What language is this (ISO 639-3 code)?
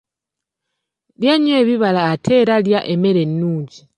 lug